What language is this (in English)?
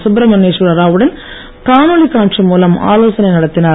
Tamil